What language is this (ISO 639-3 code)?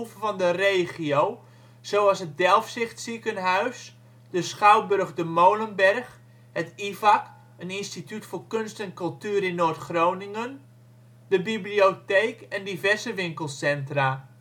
nld